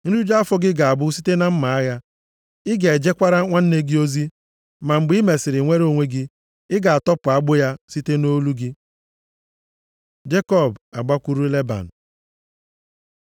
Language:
Igbo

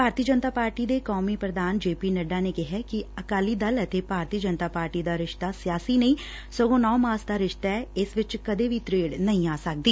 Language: Punjabi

